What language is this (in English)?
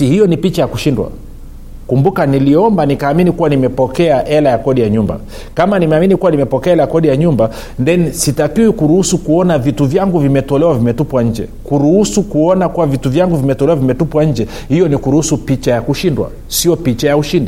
Swahili